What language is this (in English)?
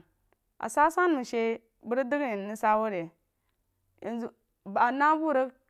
Jiba